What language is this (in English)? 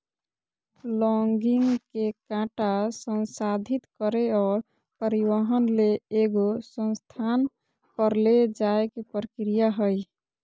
Magahi